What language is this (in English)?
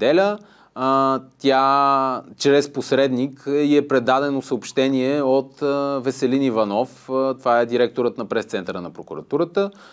Bulgarian